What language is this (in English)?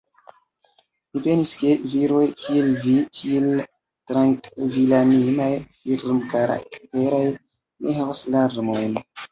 Esperanto